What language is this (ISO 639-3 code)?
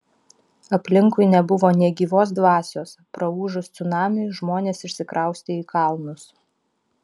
lit